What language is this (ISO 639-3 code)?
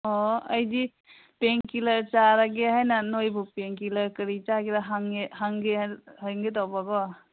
mni